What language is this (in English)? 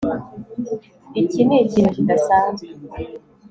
Kinyarwanda